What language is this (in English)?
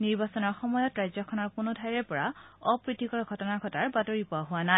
Assamese